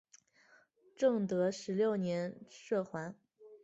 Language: Chinese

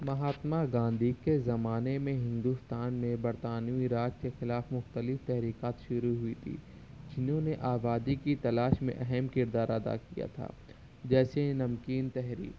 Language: Urdu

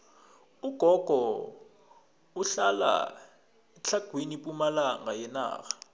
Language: South Ndebele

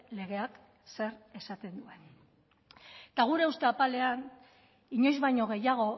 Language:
Basque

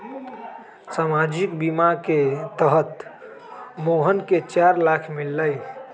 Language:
Magahi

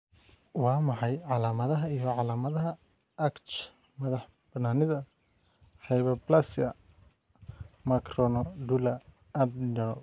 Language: Somali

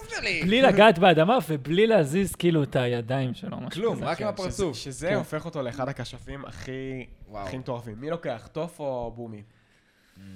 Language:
Hebrew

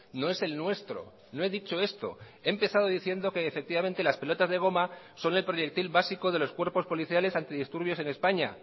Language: Spanish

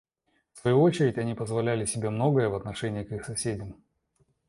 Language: Russian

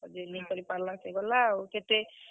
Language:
Odia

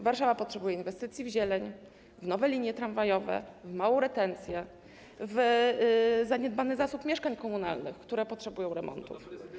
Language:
Polish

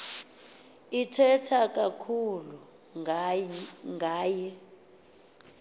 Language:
Xhosa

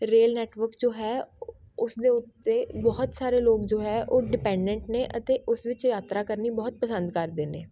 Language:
Punjabi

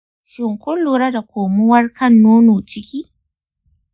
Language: Hausa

